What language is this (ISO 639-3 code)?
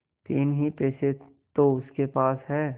hin